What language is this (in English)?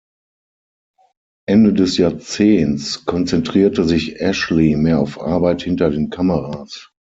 German